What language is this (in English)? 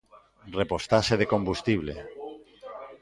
Galician